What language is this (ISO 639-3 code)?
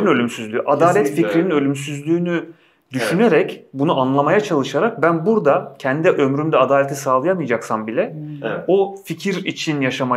tur